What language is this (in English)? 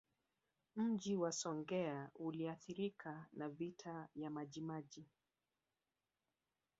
Swahili